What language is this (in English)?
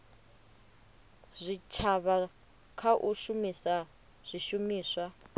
Venda